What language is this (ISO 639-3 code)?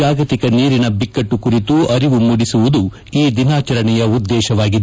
kan